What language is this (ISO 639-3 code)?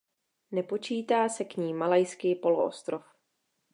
ces